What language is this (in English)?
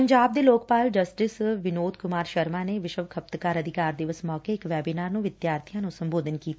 Punjabi